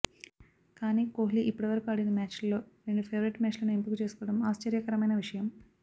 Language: Telugu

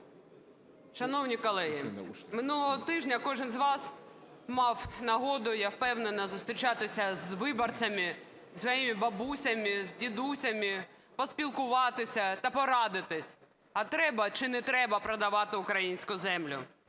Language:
Ukrainian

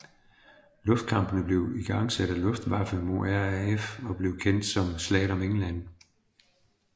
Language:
Danish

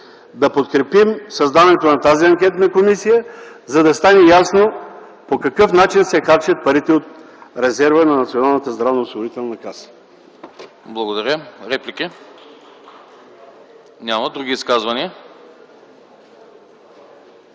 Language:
Bulgarian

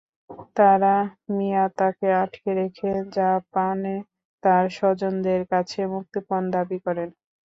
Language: Bangla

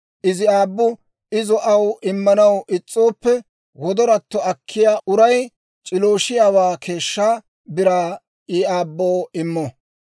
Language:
Dawro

